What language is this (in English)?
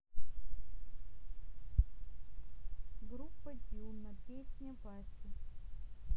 Russian